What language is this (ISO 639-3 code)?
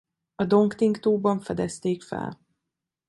hun